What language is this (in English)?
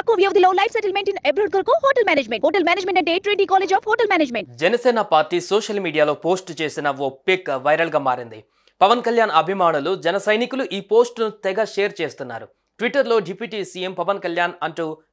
Telugu